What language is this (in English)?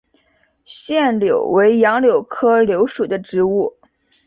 Chinese